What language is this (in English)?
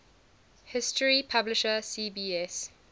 English